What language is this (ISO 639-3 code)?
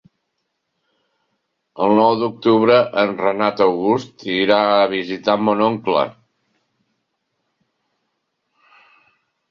cat